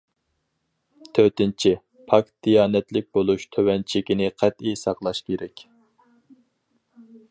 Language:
Uyghur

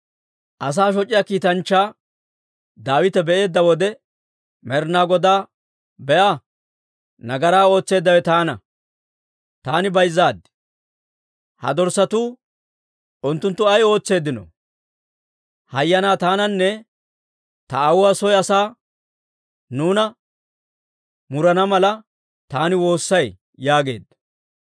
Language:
Dawro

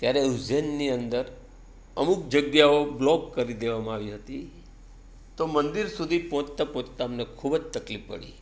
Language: Gujarati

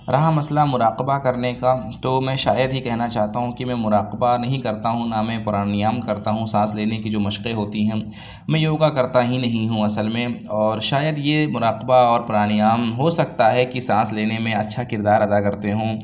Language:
Urdu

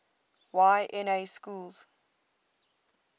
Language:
English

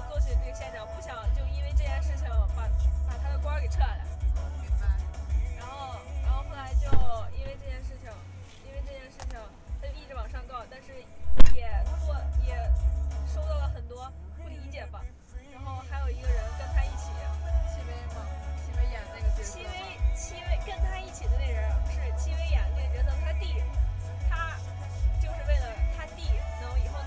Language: Chinese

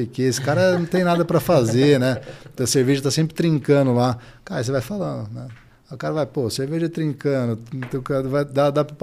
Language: Portuguese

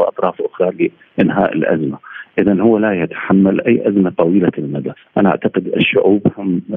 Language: Arabic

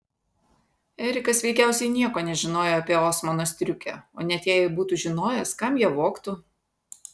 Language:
Lithuanian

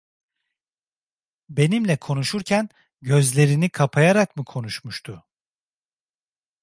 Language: Turkish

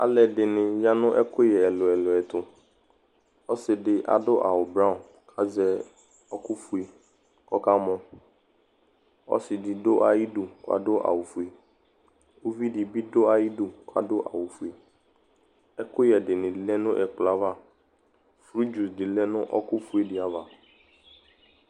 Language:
Ikposo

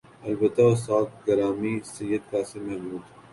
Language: Urdu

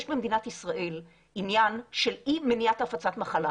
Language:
Hebrew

